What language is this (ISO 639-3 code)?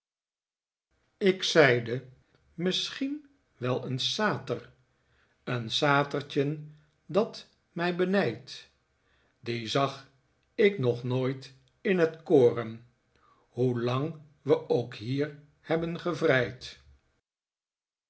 nld